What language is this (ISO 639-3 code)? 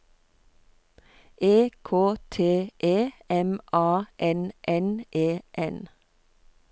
nor